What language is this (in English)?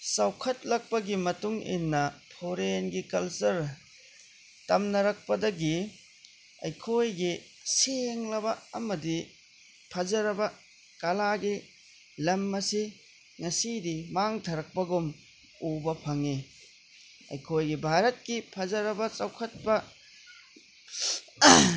Manipuri